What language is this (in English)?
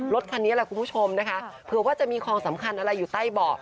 Thai